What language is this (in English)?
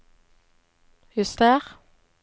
Norwegian